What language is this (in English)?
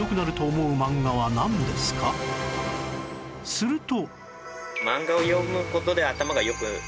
Japanese